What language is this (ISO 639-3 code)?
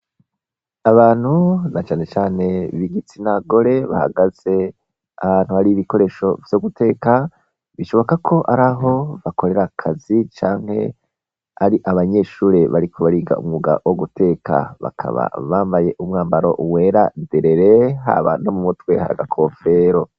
run